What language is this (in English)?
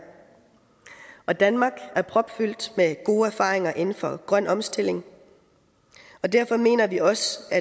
Danish